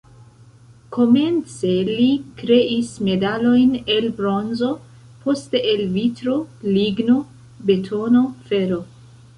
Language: Esperanto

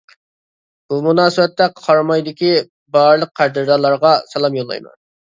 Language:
Uyghur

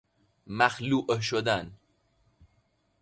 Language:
Persian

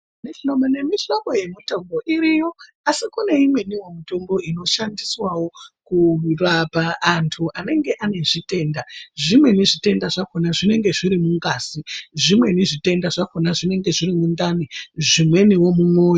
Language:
Ndau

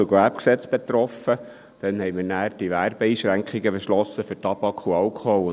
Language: Swiss German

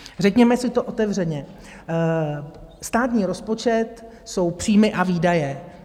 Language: Czech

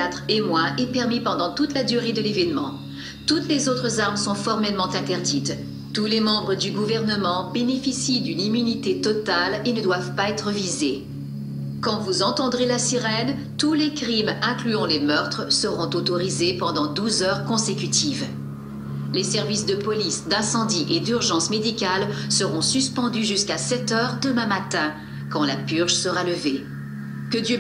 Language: French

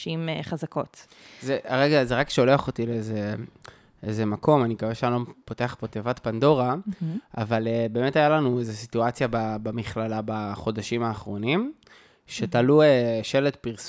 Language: Hebrew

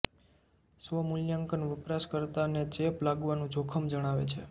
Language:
Gujarati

